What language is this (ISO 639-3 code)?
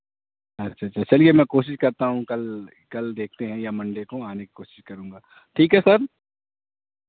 urd